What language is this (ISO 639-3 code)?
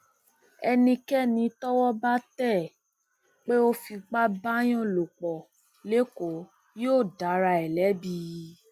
yor